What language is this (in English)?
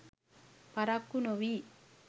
Sinhala